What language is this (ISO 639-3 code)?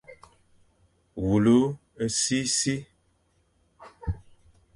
fan